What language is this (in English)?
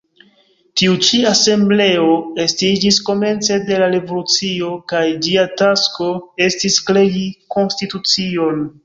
Esperanto